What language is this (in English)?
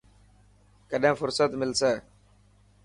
Dhatki